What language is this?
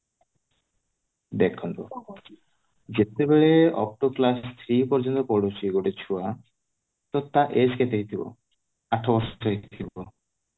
Odia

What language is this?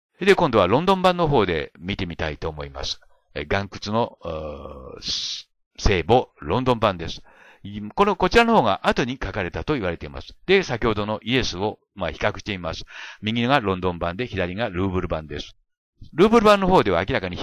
Japanese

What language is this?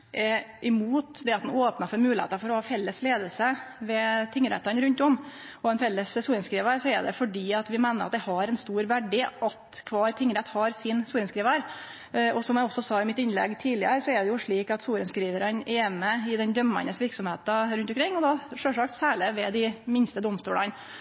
Norwegian Nynorsk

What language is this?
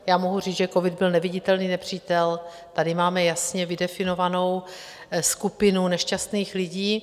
Czech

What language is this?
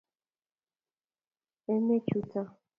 Kalenjin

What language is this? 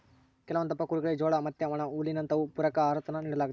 Kannada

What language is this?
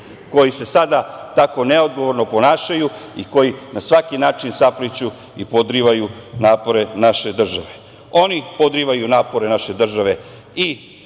Serbian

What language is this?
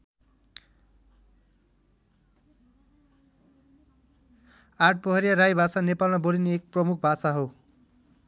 Nepali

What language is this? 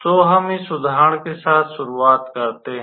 Hindi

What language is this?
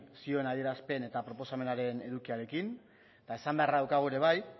Basque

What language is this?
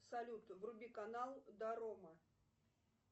Russian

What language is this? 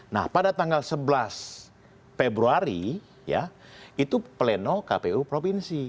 Indonesian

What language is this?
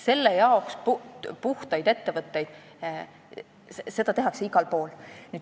Estonian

